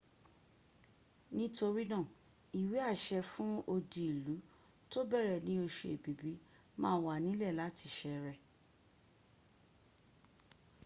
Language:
Yoruba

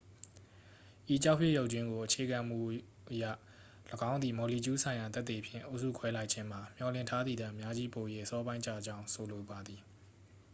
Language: Burmese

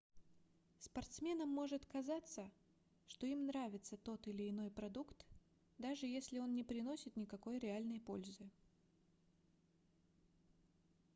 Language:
Russian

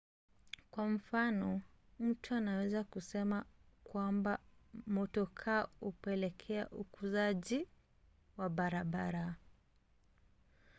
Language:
Swahili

